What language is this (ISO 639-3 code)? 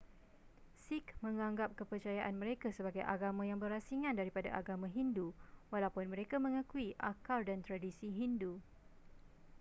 msa